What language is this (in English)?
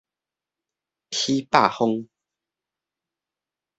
Min Nan Chinese